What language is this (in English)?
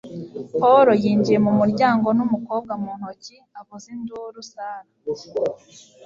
Kinyarwanda